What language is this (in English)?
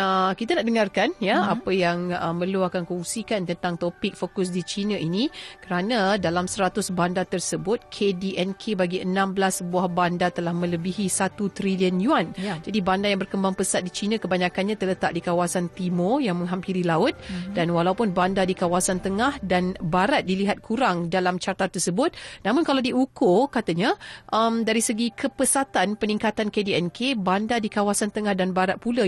Malay